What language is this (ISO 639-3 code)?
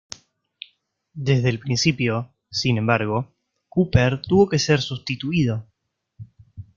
spa